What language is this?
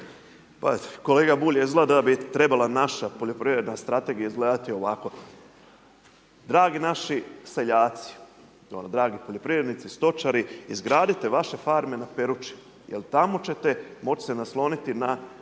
Croatian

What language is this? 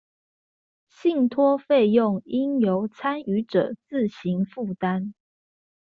Chinese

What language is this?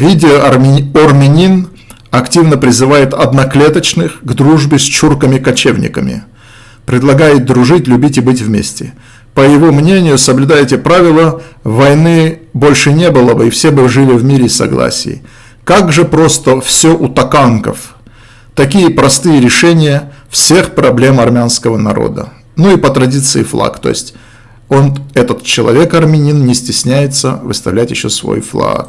Russian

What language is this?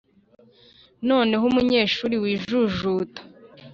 Kinyarwanda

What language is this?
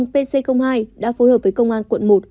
Vietnamese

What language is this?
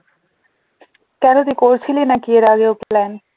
Bangla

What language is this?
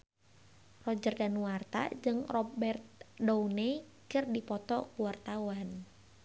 Sundanese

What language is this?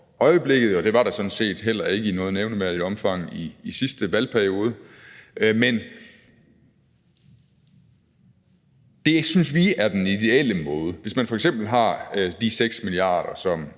Danish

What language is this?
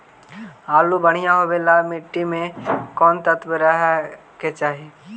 Magahi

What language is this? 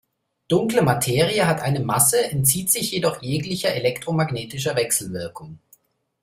German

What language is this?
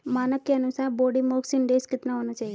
Hindi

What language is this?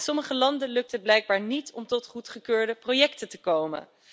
Dutch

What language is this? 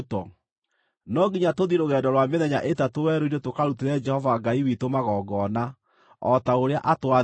Kikuyu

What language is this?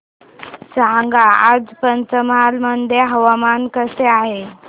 Marathi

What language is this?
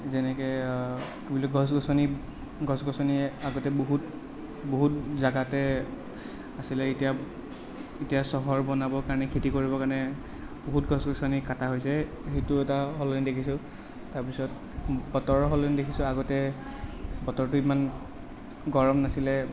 Assamese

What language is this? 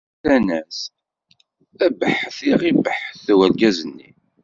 Kabyle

